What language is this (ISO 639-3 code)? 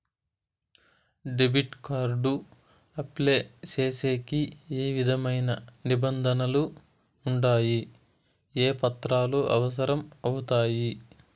tel